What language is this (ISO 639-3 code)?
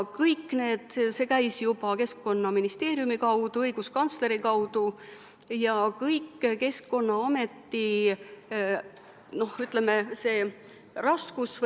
est